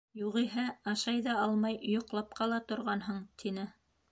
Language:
Bashkir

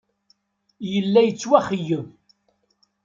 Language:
Kabyle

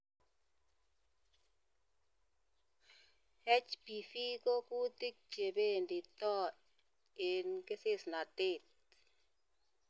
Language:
Kalenjin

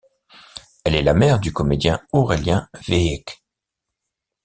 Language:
French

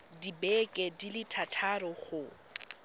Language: Tswana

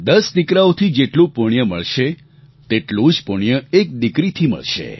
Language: Gujarati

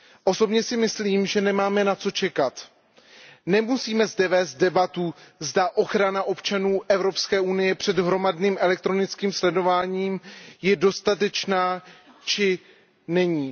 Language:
Czech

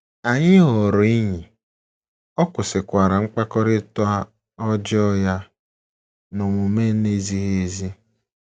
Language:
Igbo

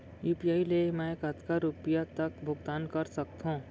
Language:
Chhattisgarhi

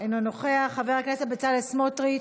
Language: Hebrew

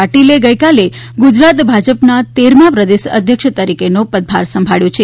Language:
Gujarati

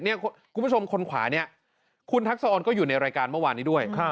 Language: Thai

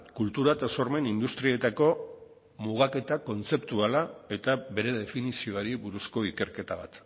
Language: Basque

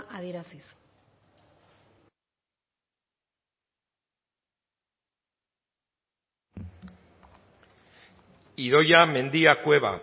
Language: Basque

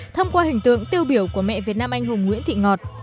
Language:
Vietnamese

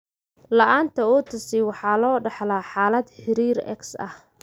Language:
Somali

